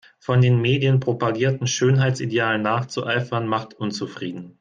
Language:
German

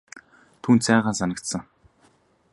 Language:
Mongolian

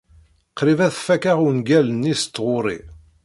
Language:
Kabyle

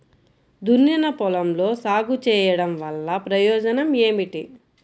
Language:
Telugu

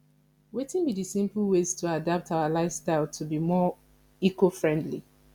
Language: Nigerian Pidgin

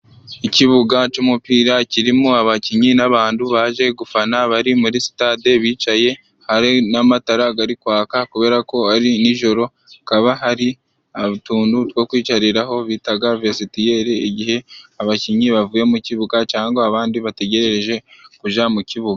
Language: Kinyarwanda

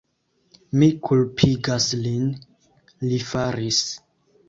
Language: Esperanto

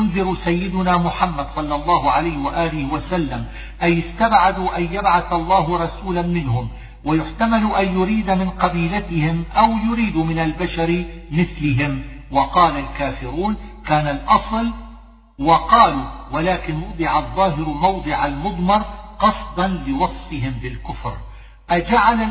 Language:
Arabic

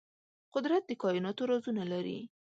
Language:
Pashto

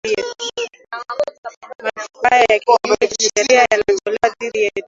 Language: Swahili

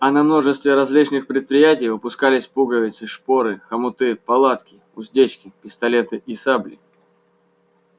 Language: Russian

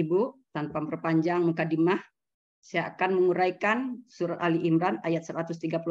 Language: Indonesian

